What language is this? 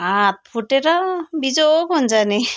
Nepali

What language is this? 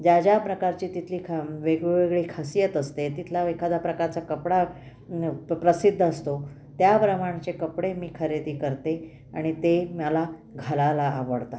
Marathi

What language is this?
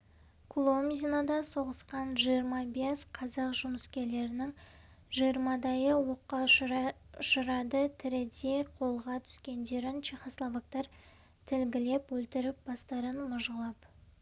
Kazakh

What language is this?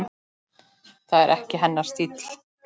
Icelandic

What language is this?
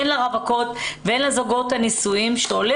Hebrew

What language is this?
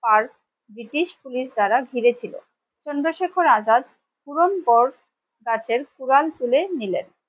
Bangla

